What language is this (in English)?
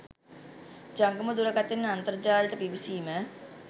Sinhala